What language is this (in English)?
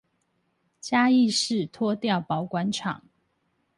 Chinese